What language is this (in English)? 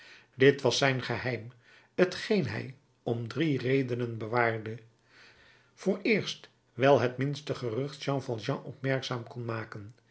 Dutch